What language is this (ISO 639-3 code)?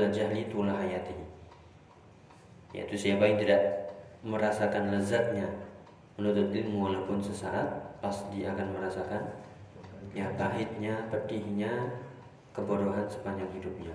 ind